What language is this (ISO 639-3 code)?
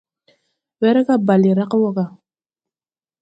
tui